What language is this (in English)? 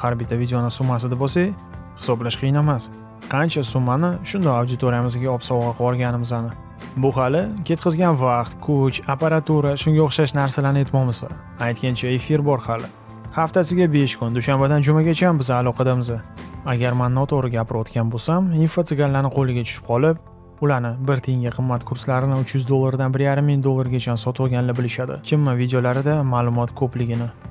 Uzbek